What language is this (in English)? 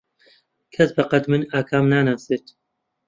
Central Kurdish